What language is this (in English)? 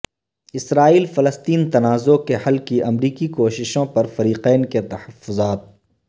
Urdu